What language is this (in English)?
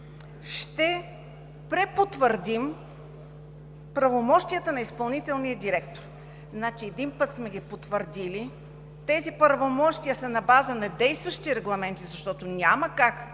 Bulgarian